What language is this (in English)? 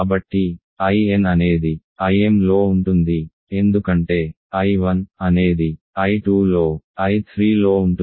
Telugu